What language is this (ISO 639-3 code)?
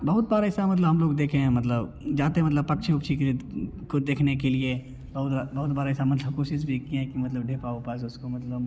hin